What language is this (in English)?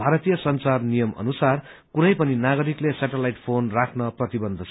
Nepali